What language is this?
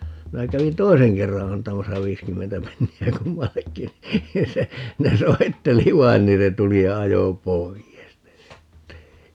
Finnish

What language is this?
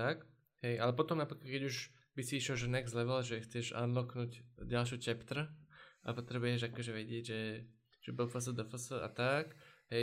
Slovak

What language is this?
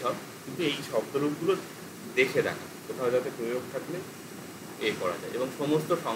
Bangla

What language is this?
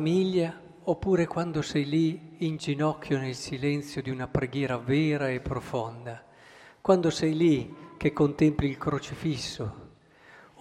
Italian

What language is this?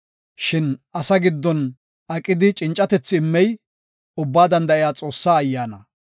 Gofa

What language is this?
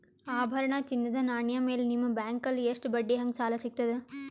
Kannada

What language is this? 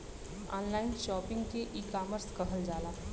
Bhojpuri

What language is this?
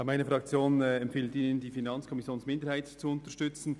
Swiss German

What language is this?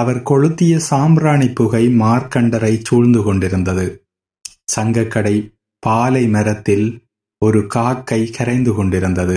Tamil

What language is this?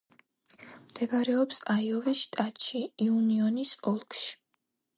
Georgian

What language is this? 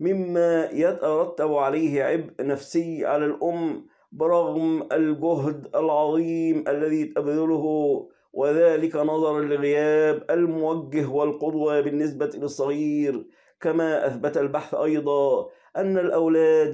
Arabic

